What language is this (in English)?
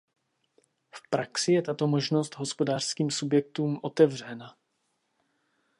Czech